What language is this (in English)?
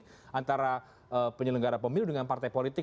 Indonesian